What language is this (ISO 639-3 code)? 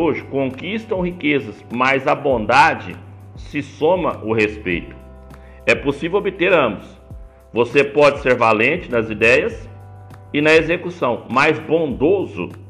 por